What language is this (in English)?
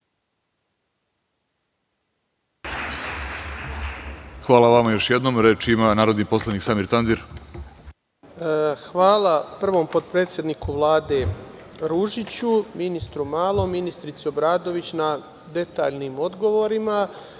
Serbian